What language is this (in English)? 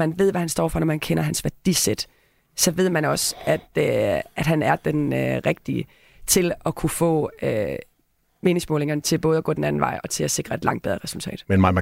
Danish